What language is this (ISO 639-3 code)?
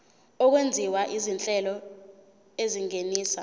zul